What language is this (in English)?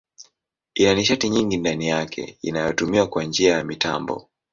Swahili